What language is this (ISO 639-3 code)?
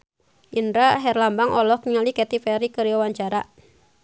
sun